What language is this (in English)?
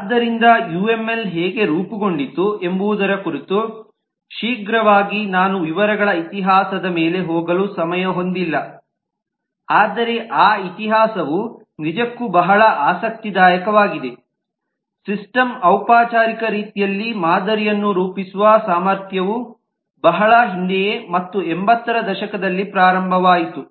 Kannada